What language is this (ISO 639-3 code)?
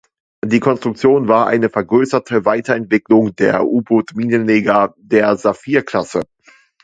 deu